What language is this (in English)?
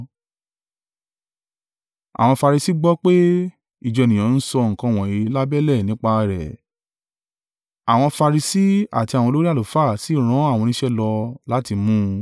Yoruba